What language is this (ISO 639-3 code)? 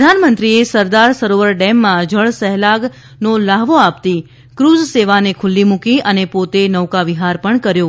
guj